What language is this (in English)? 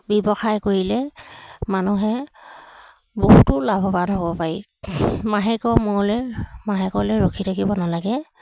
Assamese